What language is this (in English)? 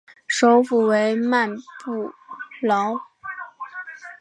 Chinese